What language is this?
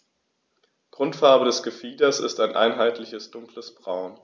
German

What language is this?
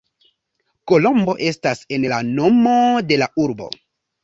Esperanto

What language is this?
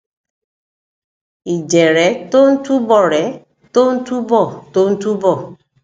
Yoruba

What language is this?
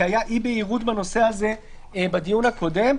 Hebrew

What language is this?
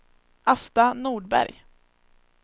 Swedish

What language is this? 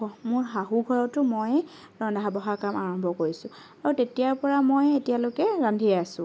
Assamese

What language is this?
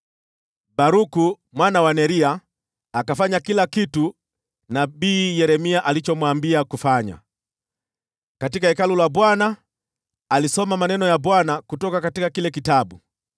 Swahili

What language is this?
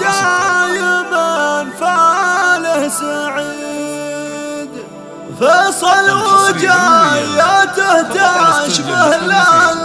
Arabic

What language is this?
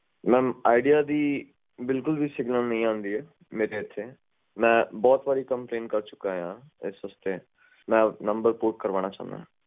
Punjabi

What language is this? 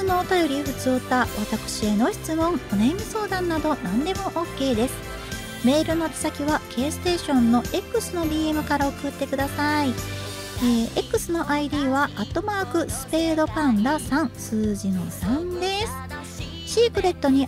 Japanese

